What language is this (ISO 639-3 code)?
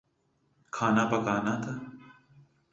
urd